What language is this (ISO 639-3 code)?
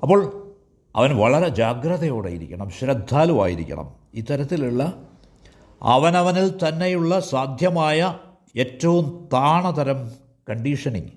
mal